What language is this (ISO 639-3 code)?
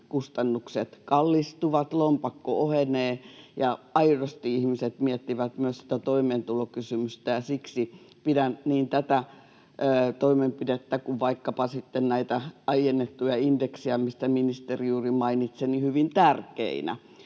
fin